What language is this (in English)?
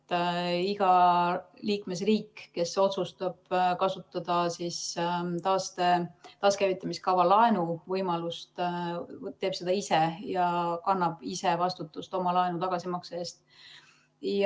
Estonian